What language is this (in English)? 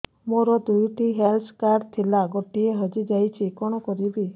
Odia